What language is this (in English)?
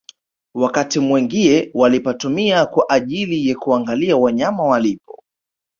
Swahili